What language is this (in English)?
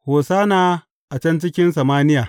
Hausa